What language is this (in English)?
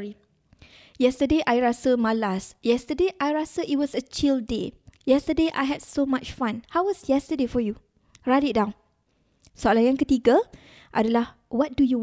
Malay